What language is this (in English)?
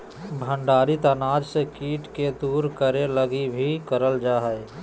Magahi